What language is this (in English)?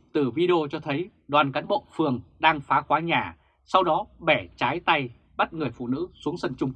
Vietnamese